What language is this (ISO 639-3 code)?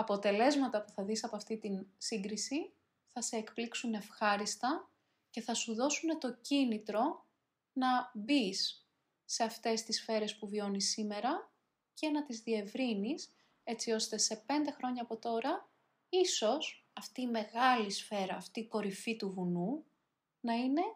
ell